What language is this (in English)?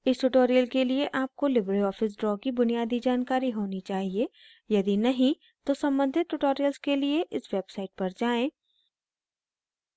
Hindi